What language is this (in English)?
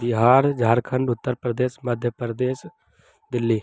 Hindi